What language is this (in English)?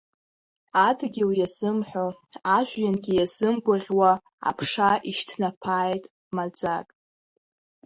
Abkhazian